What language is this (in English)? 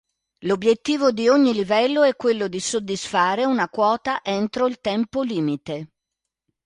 Italian